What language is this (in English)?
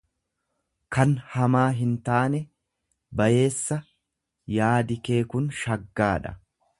Oromo